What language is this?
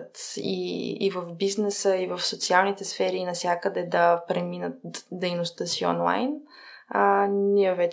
Bulgarian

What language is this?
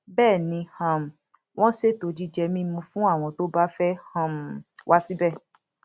Yoruba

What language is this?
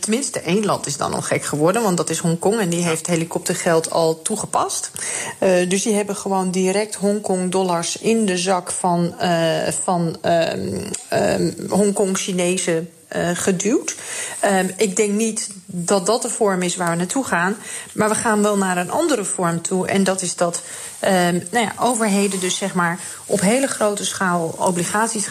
Dutch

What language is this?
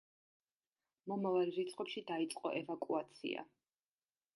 Georgian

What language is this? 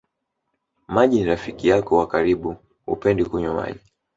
Swahili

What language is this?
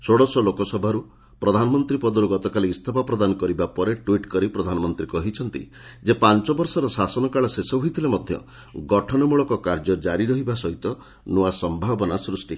Odia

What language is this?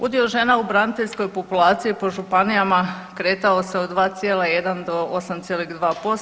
Croatian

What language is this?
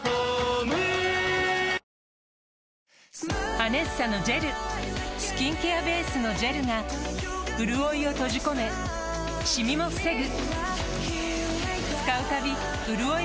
Japanese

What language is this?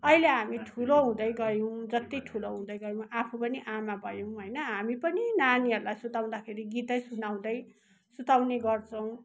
Nepali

